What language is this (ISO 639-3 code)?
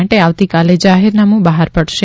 guj